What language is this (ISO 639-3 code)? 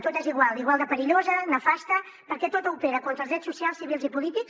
cat